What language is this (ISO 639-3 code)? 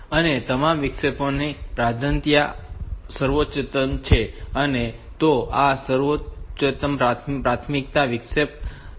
guj